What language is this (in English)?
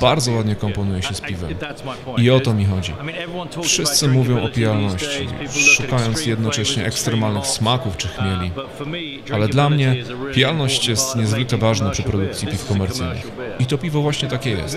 Polish